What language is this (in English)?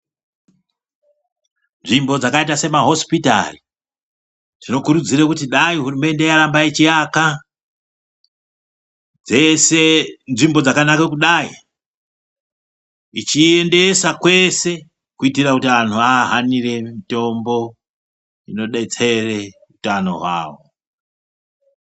Ndau